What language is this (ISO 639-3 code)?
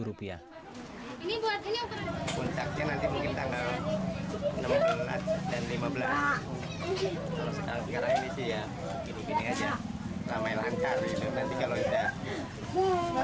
ind